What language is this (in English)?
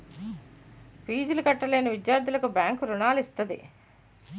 Telugu